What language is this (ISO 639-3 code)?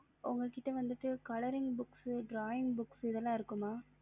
tam